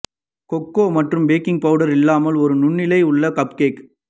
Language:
Tamil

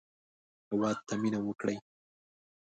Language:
Pashto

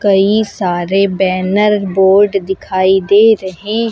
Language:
Hindi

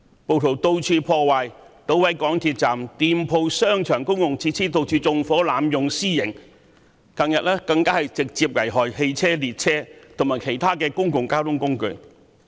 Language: Cantonese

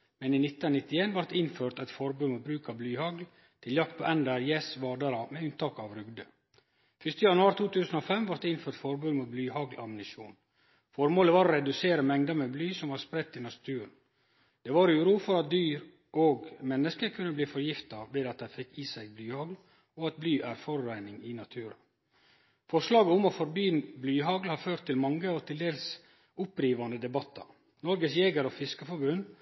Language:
Norwegian Nynorsk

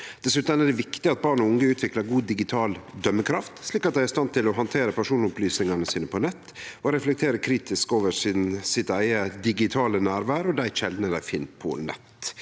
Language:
Norwegian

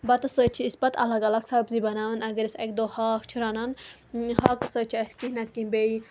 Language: Kashmiri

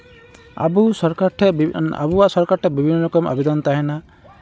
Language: Santali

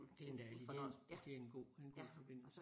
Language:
Danish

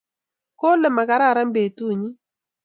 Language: Kalenjin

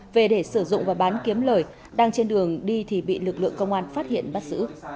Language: Vietnamese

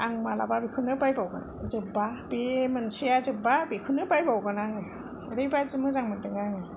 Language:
Bodo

